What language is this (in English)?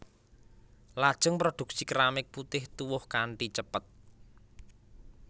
Javanese